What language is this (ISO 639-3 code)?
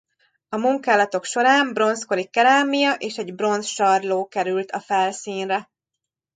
hun